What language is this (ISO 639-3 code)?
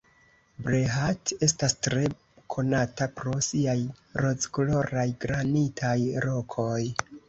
epo